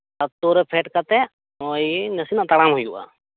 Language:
Santali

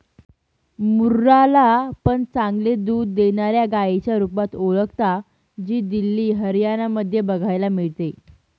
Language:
Marathi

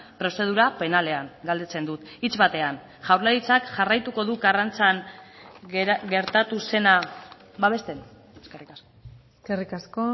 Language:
Basque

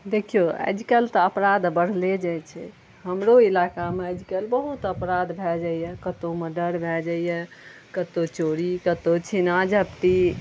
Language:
Maithili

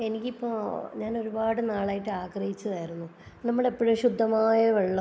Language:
Malayalam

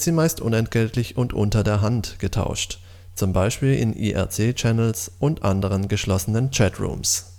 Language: German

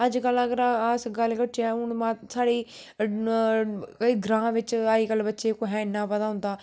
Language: Dogri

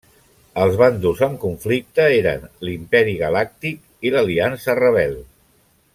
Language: Catalan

